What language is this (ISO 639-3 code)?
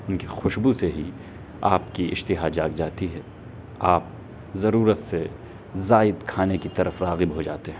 urd